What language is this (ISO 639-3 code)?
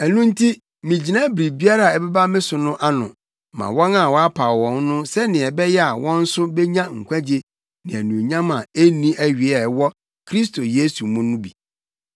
aka